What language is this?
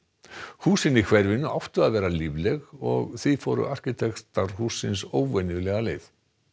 Icelandic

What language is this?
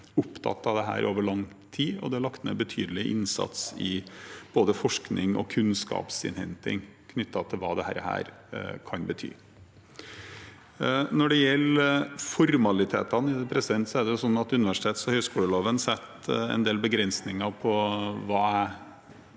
Norwegian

